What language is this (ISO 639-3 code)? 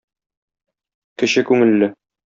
tat